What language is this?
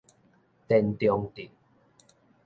Min Nan Chinese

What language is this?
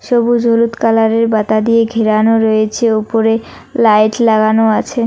Bangla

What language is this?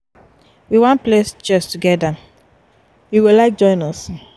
Nigerian Pidgin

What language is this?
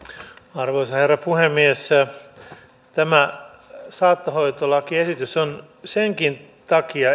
Finnish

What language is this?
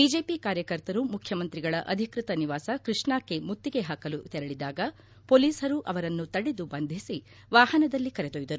Kannada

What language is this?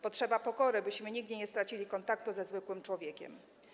Polish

